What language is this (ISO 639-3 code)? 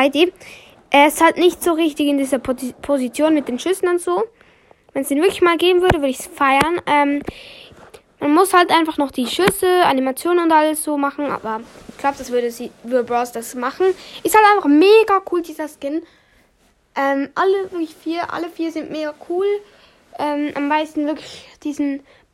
deu